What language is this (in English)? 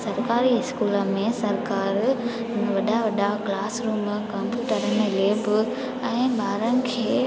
Sindhi